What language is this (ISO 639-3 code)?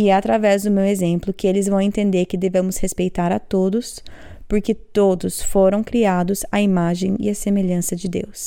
por